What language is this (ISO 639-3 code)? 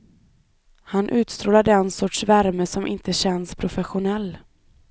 swe